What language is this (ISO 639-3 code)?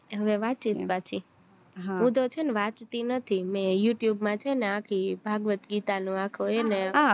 guj